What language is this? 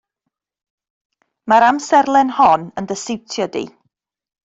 Welsh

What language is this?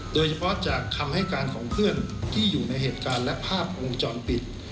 Thai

